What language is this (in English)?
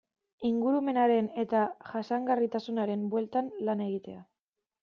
Basque